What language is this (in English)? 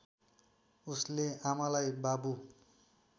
Nepali